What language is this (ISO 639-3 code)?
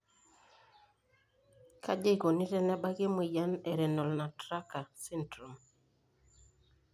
mas